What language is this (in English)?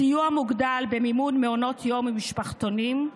Hebrew